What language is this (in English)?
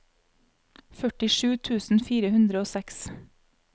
Norwegian